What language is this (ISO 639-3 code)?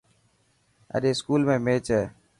mki